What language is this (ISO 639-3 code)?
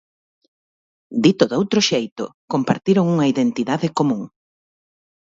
glg